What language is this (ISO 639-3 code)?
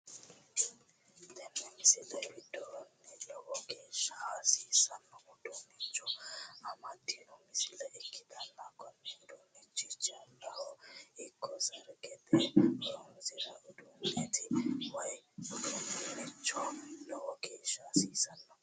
sid